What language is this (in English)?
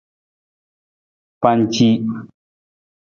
Nawdm